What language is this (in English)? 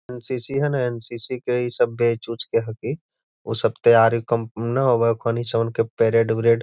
Magahi